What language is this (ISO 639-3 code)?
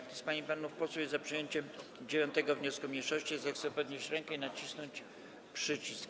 pol